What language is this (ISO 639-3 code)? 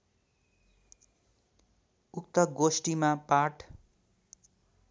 nep